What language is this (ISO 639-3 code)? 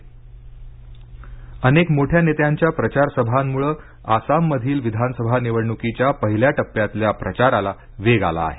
mar